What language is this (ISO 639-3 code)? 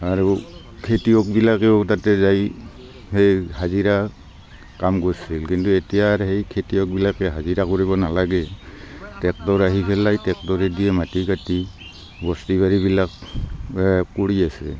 asm